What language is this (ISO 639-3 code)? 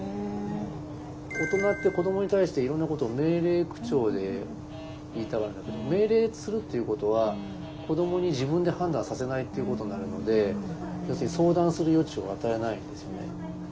jpn